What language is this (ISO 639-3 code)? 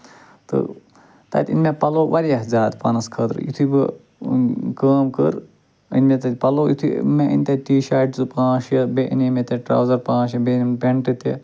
kas